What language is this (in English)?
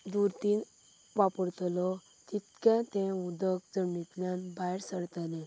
Konkani